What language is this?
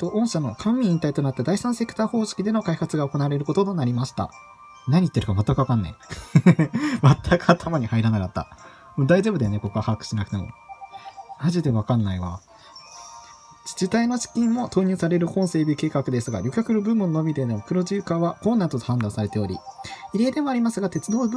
Japanese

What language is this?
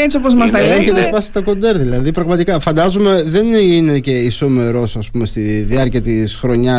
Greek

